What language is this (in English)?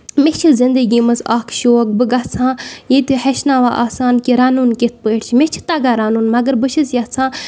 Kashmiri